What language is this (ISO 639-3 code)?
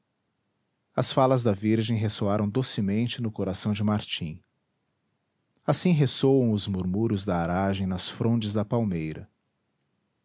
por